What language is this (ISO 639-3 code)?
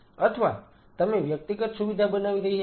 guj